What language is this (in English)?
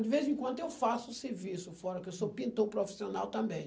Portuguese